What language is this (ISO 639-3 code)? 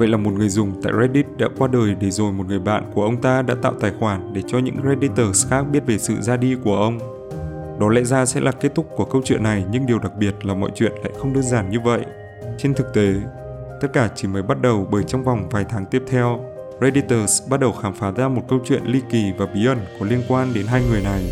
vie